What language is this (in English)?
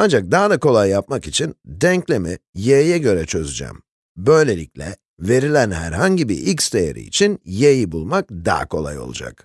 Turkish